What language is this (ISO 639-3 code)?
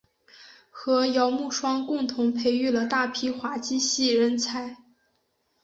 zho